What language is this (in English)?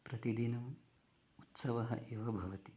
Sanskrit